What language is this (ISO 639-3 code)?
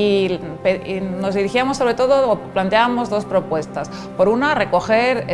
spa